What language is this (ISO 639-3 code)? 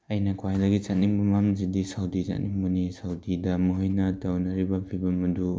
mni